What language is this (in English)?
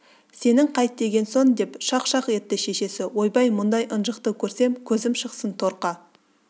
Kazakh